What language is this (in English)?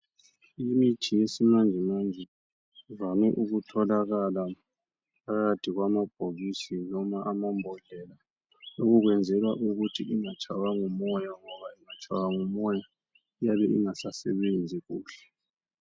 North Ndebele